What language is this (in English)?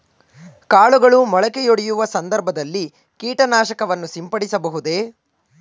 Kannada